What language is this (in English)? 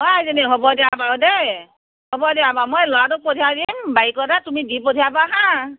Assamese